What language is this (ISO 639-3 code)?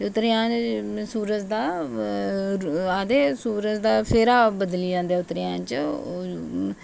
doi